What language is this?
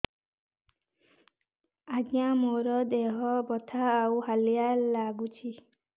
Odia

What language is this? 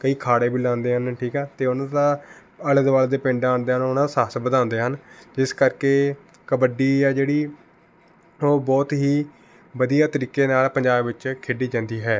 Punjabi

